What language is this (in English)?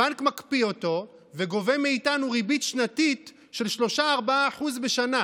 Hebrew